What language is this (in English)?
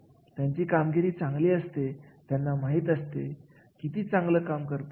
Marathi